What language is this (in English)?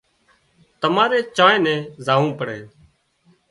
Wadiyara Koli